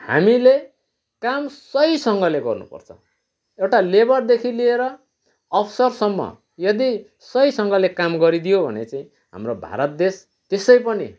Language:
Nepali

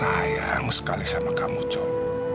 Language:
Indonesian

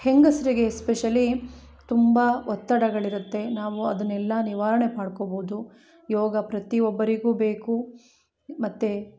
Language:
Kannada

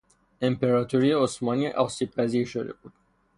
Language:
Persian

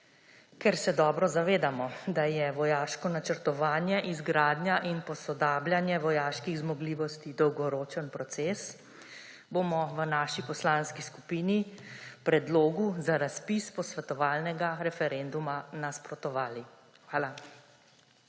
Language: Slovenian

